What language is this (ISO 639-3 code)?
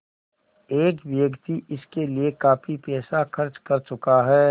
hin